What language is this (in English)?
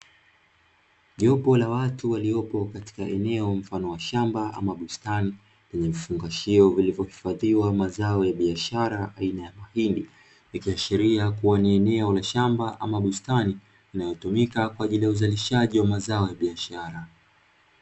Swahili